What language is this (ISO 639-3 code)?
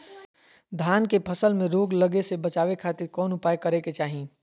mag